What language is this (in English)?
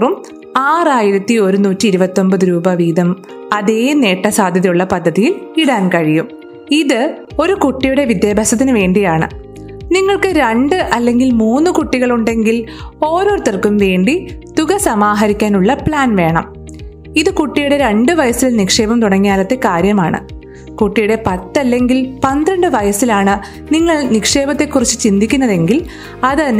Malayalam